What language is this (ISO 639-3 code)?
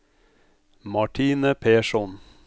nor